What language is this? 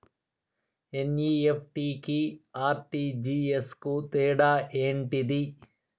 Telugu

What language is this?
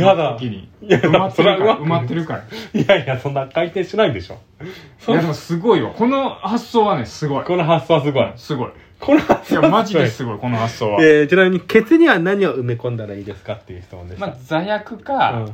Japanese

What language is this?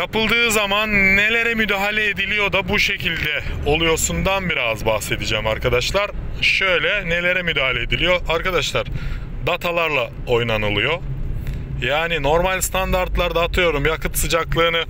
Turkish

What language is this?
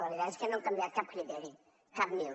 Catalan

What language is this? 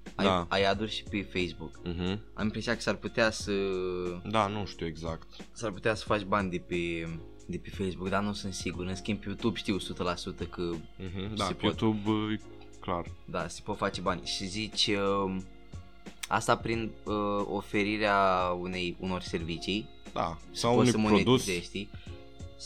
Romanian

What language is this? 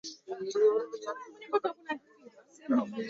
Swahili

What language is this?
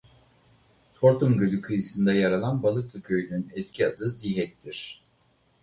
Turkish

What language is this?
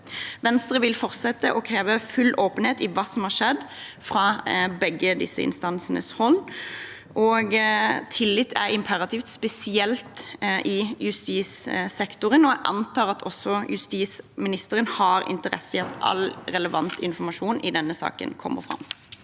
Norwegian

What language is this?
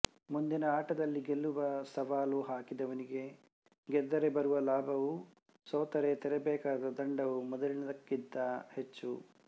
Kannada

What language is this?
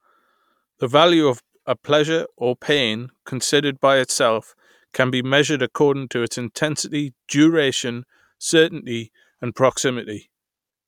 English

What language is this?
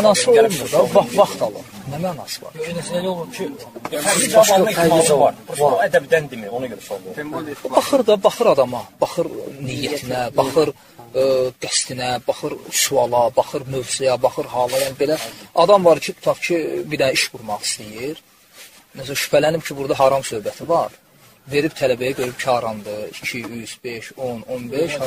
Turkish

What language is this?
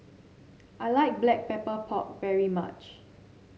English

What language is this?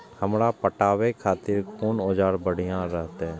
Maithili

